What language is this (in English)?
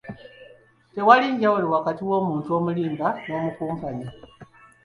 Ganda